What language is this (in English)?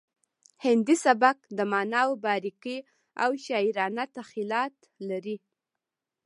Pashto